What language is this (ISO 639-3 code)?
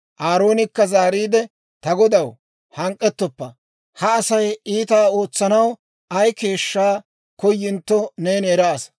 dwr